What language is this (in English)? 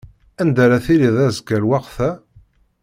Kabyle